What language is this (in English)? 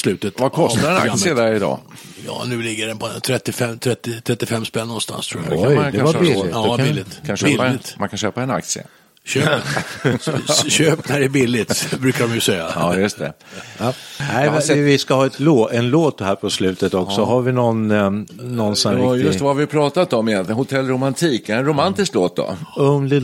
Swedish